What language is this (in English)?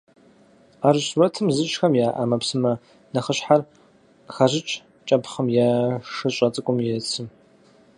Kabardian